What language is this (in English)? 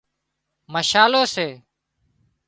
Wadiyara Koli